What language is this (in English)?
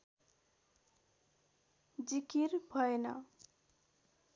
Nepali